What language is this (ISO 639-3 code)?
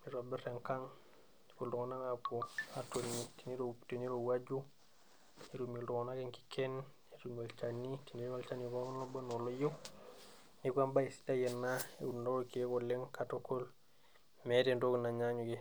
mas